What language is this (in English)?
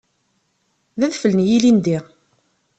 Kabyle